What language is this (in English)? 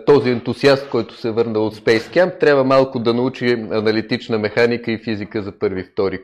Bulgarian